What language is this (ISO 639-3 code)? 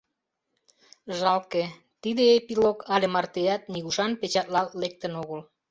chm